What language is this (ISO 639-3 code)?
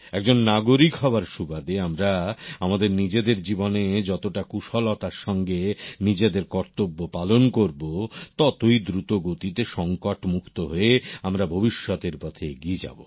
ben